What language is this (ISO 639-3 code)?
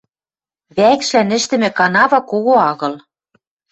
mrj